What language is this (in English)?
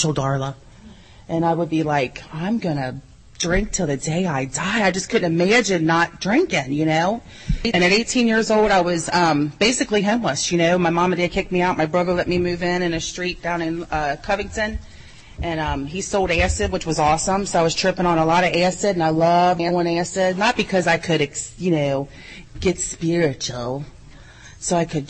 English